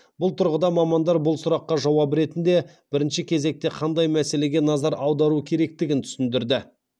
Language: Kazakh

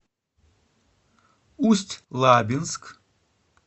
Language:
Russian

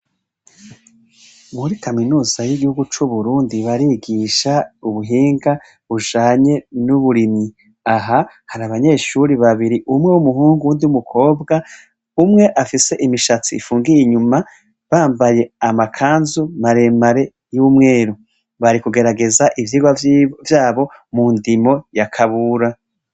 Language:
Rundi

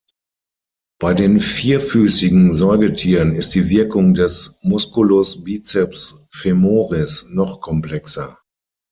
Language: German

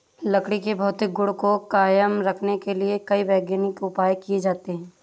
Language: Hindi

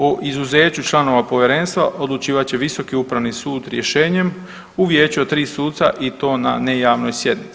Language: Croatian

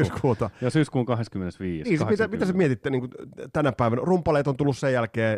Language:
Finnish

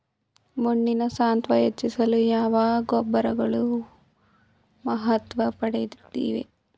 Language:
Kannada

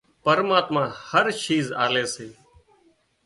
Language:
Wadiyara Koli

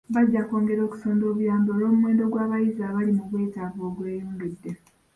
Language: Ganda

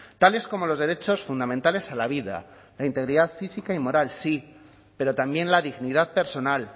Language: Spanish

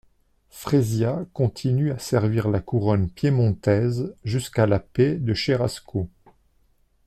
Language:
French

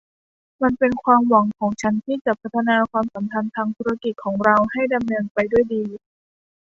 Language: Thai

